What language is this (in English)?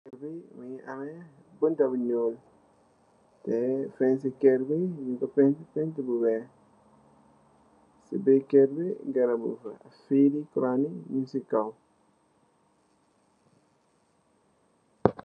Wolof